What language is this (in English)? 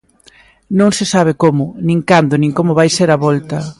Galician